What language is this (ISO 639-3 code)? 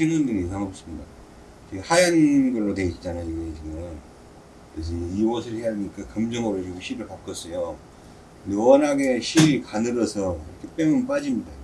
kor